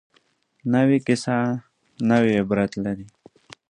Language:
Pashto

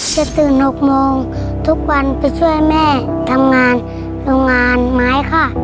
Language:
Thai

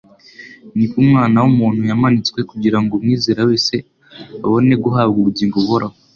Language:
Kinyarwanda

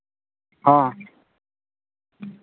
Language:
Santali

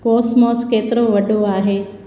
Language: Sindhi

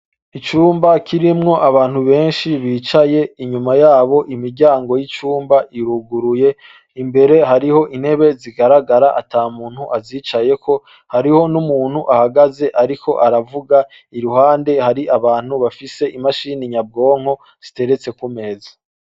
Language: Rundi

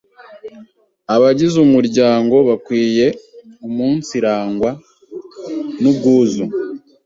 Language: Kinyarwanda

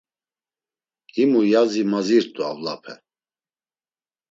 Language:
Laz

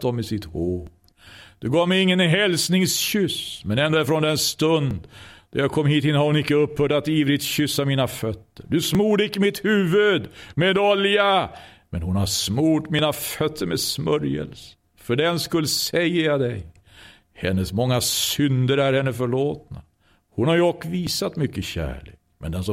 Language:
Swedish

